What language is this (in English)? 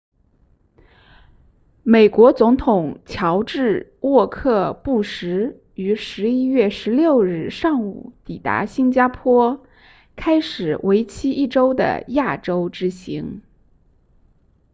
Chinese